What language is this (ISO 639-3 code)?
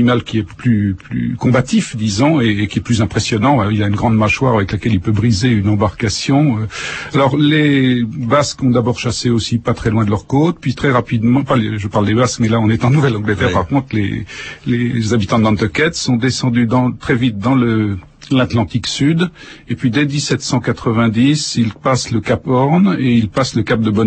fra